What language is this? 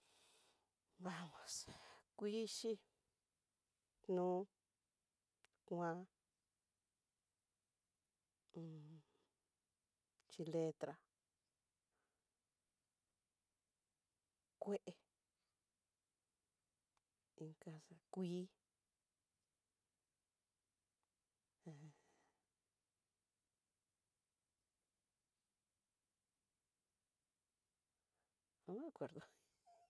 Tidaá Mixtec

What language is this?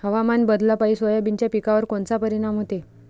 Marathi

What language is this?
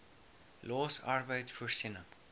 Afrikaans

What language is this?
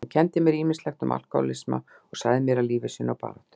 Icelandic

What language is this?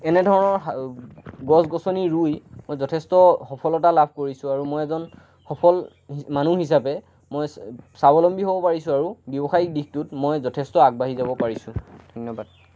Assamese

